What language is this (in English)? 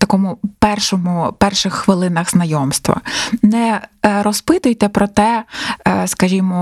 Ukrainian